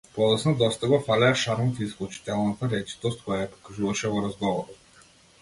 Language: Macedonian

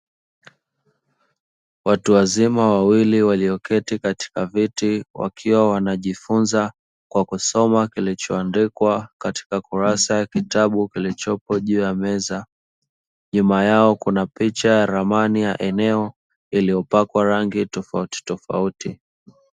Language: Swahili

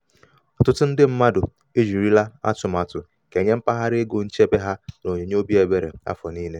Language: Igbo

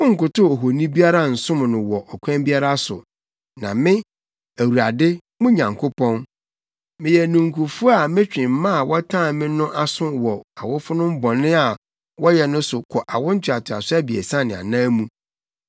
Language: Akan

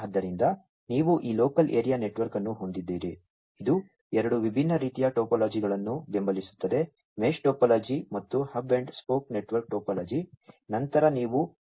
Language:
Kannada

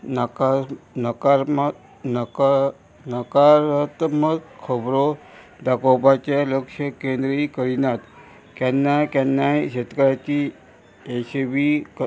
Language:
Konkani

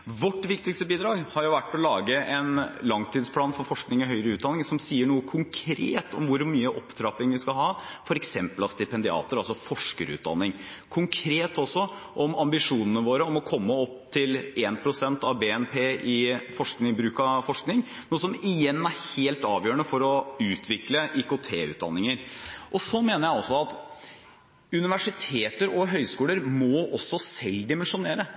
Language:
Norwegian Bokmål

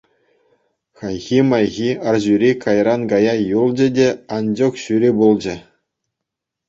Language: Chuvash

